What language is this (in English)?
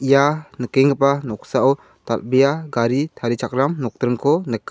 Garo